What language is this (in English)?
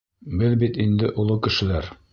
Bashkir